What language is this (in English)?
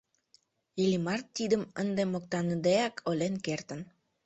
Mari